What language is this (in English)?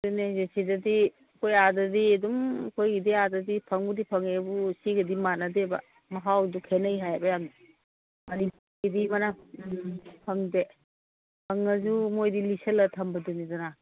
Manipuri